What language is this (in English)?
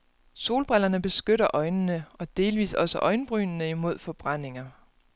Danish